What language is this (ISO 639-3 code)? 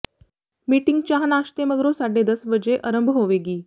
pan